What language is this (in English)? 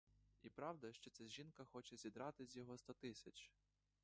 Ukrainian